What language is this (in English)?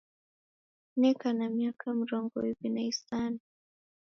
Taita